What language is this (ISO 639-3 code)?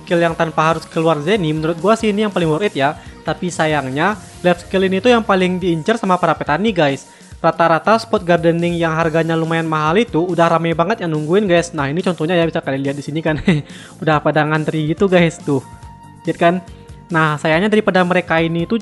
ind